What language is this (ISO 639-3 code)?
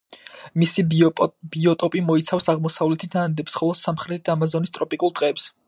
kat